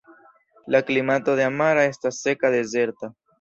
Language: Esperanto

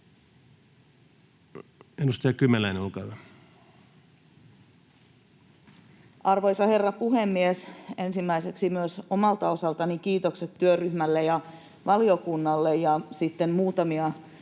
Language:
Finnish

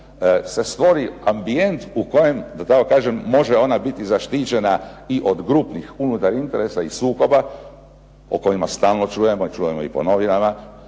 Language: Croatian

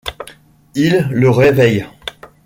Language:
French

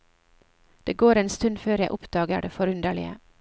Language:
Norwegian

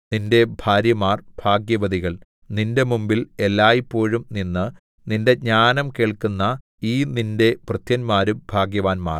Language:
Malayalam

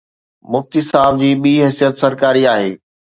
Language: Sindhi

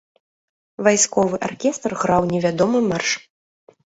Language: Belarusian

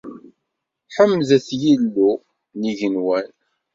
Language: Kabyle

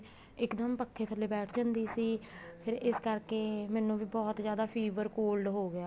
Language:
Punjabi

